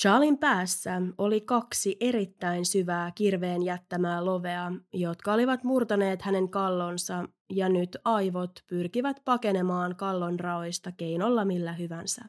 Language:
Finnish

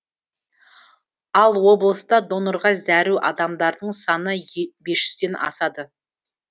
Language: Kazakh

